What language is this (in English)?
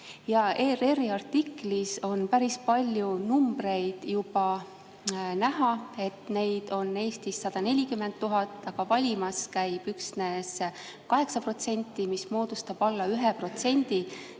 Estonian